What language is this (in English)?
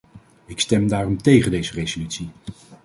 Dutch